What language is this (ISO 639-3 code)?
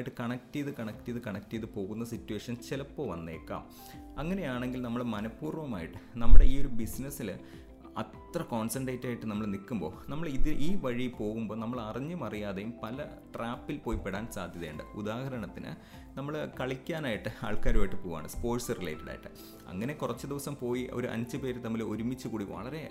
mal